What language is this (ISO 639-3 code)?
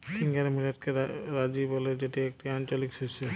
ben